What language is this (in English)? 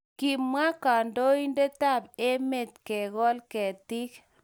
Kalenjin